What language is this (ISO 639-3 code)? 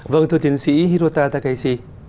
vie